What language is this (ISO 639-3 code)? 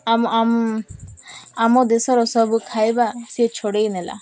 ori